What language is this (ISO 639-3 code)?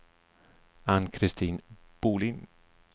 swe